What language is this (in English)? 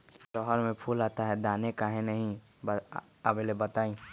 Magahi